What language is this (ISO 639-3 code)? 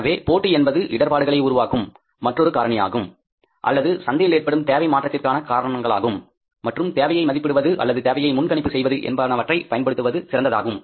tam